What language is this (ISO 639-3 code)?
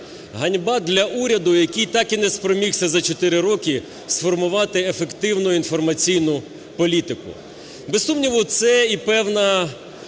ukr